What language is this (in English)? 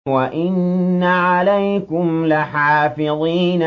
Arabic